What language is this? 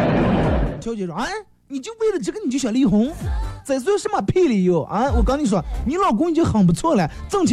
Chinese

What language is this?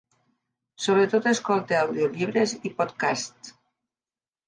Catalan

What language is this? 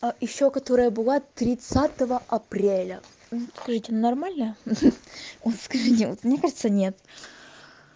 Russian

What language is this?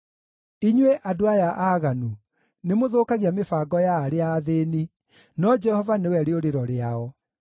Kikuyu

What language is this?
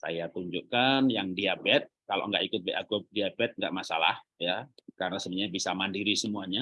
Indonesian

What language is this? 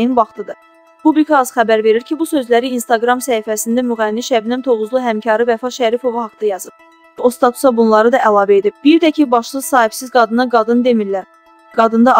Turkish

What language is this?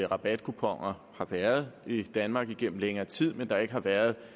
Danish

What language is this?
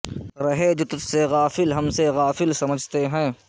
Urdu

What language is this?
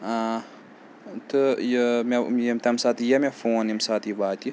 Kashmiri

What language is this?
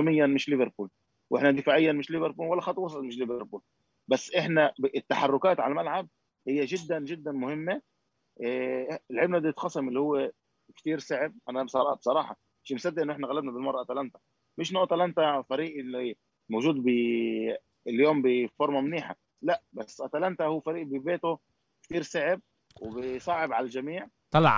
Arabic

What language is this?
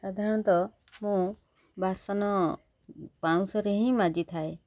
Odia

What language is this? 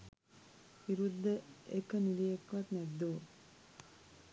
Sinhala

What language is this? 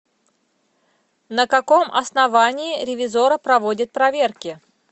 Russian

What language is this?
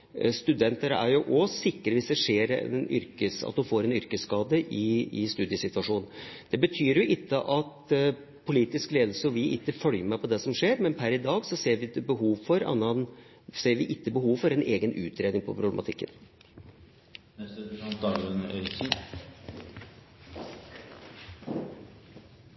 Norwegian Bokmål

